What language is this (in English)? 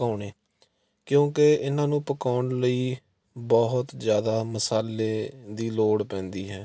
Punjabi